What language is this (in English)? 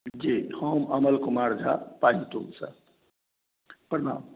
Maithili